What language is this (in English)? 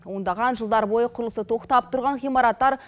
Kazakh